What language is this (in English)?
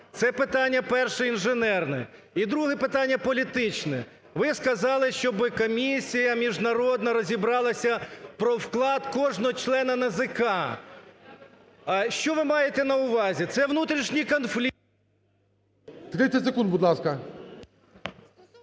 Ukrainian